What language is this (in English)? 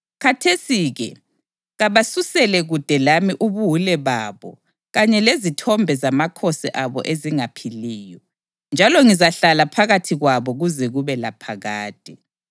North Ndebele